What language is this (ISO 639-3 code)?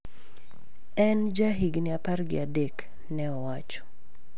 luo